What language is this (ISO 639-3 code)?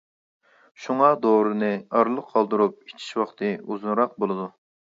uig